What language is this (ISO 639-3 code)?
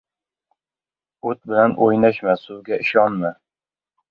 uzb